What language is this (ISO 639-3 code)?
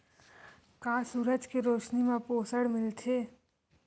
hne